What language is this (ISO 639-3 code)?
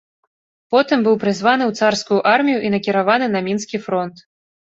bel